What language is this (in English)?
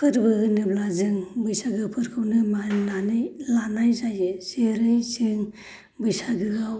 Bodo